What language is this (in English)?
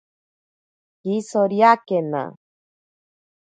Ashéninka Perené